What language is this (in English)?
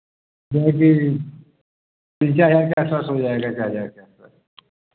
Hindi